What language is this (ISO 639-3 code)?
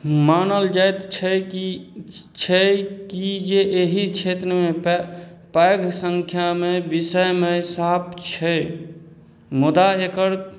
mai